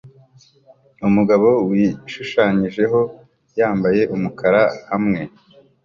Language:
Kinyarwanda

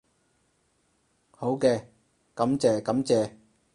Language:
Cantonese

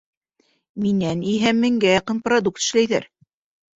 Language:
Bashkir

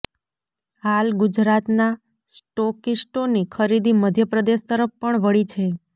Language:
Gujarati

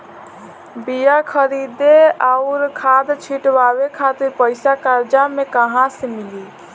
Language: Bhojpuri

